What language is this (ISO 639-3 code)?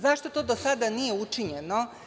srp